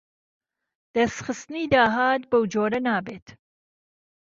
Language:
Central Kurdish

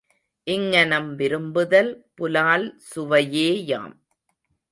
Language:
Tamil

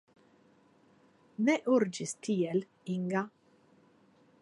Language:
Esperanto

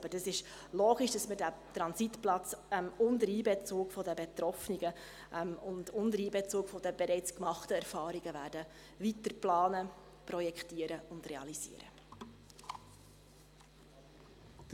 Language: Swiss German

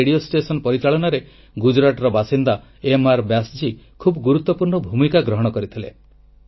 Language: Odia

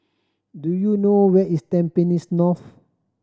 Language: English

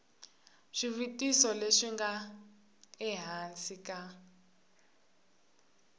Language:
Tsonga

